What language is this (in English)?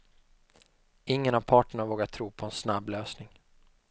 Swedish